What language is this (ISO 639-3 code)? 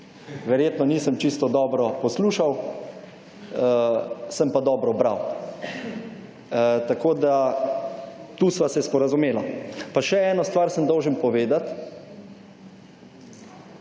slv